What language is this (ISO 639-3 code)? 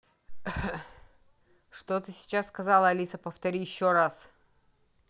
rus